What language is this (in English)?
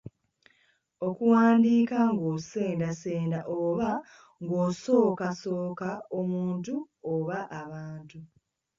Ganda